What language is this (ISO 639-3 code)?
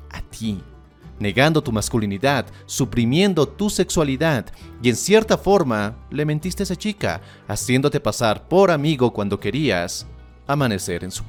spa